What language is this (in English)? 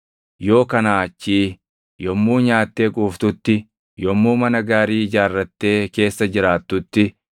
Oromo